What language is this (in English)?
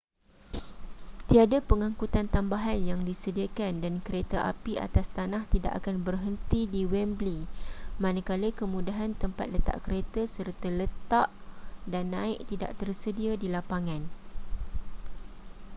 Malay